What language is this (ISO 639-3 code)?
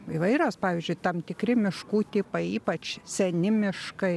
lit